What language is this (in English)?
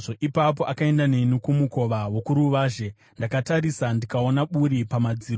Shona